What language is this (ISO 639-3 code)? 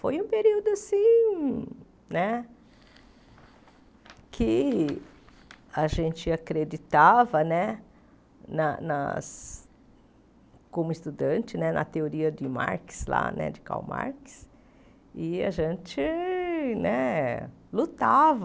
por